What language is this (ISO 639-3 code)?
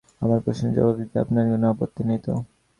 ben